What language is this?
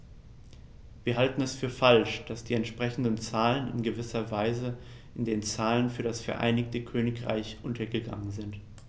German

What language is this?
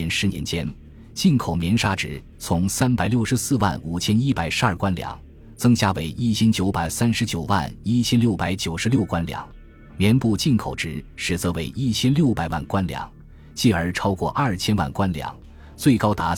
Chinese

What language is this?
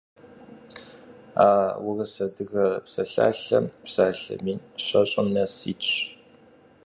Kabardian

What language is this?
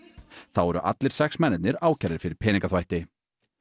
Icelandic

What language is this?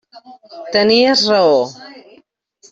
Catalan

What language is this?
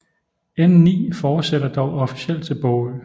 Danish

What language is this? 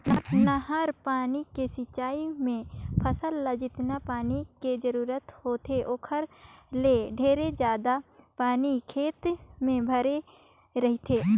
Chhattisgarhi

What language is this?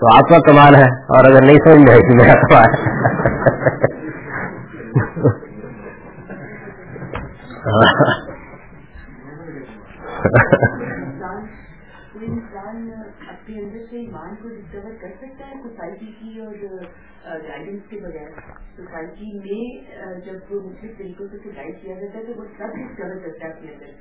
Urdu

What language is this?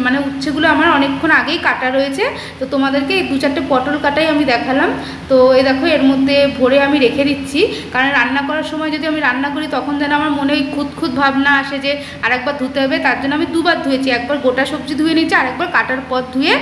Hindi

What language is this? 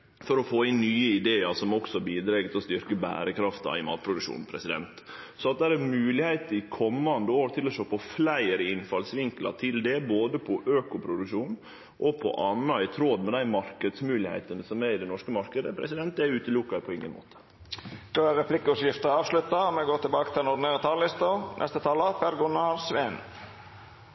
Norwegian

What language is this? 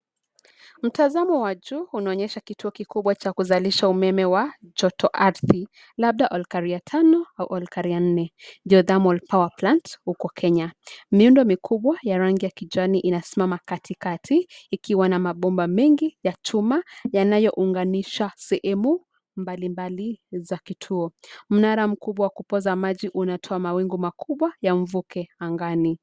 Swahili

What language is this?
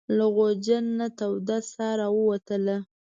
Pashto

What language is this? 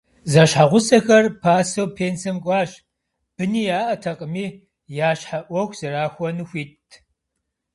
Kabardian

